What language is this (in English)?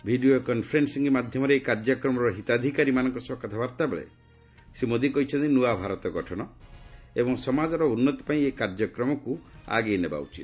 Odia